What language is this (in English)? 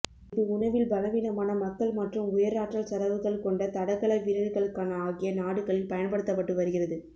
Tamil